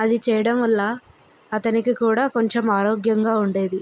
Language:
Telugu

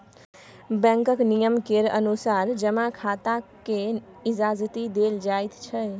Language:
Maithili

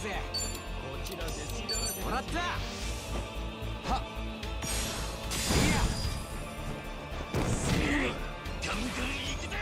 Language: Japanese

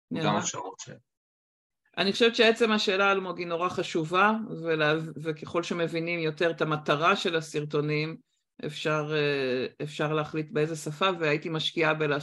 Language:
Hebrew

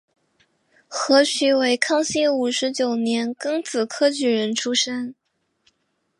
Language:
Chinese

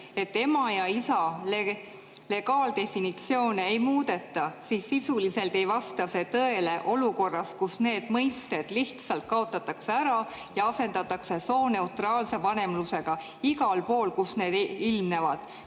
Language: Estonian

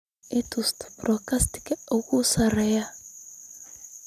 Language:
Somali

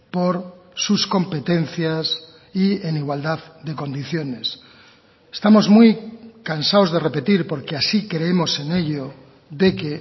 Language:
Spanish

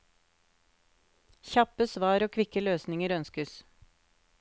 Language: Norwegian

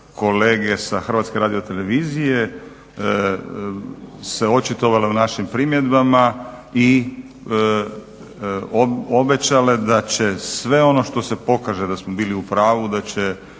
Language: Croatian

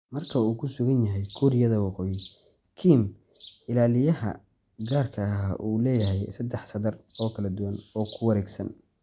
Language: Somali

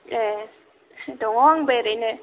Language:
Bodo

